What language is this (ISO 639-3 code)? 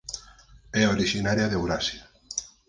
glg